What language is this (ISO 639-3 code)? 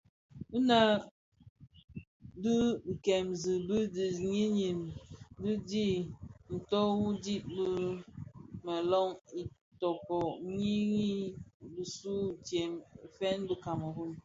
ksf